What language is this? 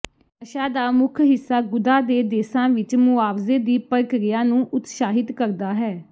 Punjabi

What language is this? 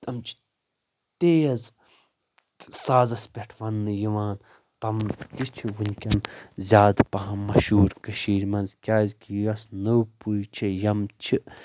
Kashmiri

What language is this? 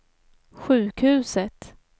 Swedish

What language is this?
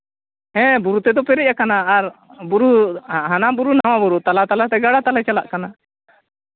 Santali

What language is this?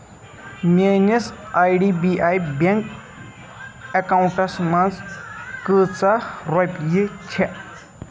Kashmiri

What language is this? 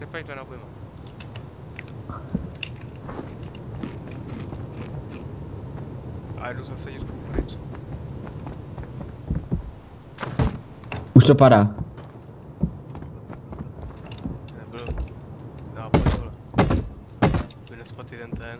Czech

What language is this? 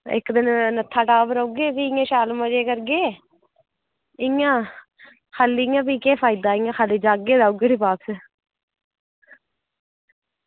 Dogri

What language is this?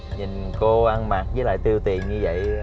Vietnamese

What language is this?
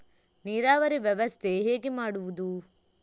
Kannada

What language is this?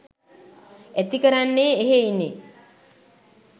Sinhala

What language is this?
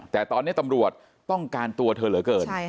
Thai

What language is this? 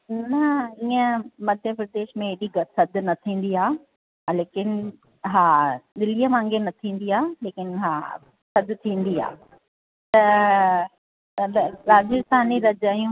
Sindhi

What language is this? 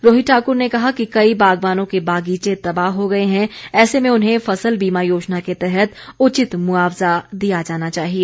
Hindi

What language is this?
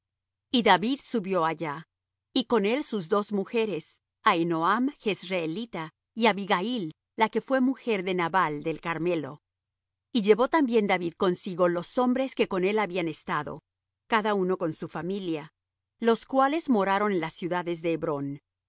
Spanish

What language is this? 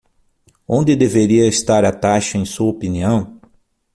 Portuguese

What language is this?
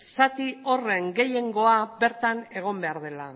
Basque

